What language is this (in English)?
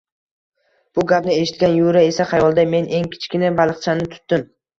Uzbek